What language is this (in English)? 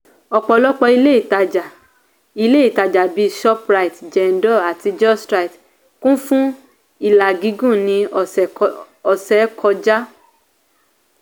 Yoruba